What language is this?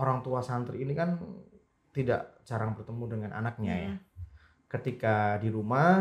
Indonesian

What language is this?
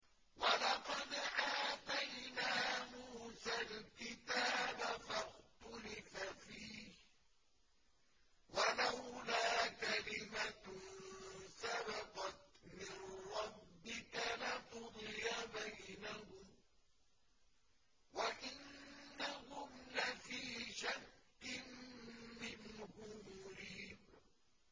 Arabic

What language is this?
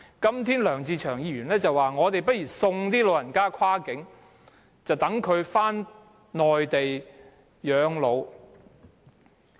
Cantonese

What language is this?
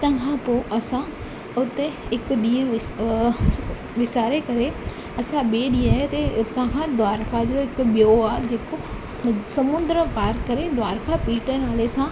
Sindhi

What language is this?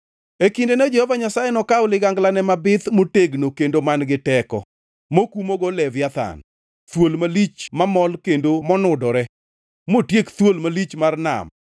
Luo (Kenya and Tanzania)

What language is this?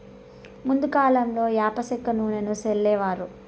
Telugu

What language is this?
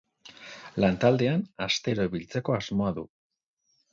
Basque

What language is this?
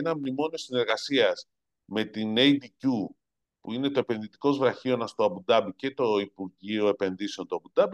Greek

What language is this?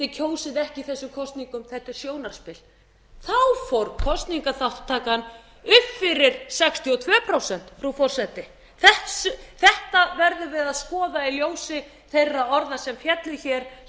Icelandic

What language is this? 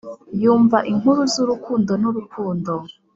Kinyarwanda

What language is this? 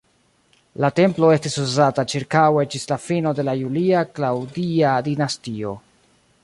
Esperanto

